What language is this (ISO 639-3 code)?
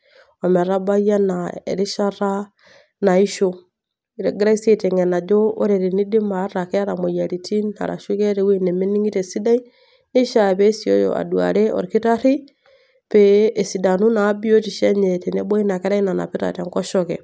mas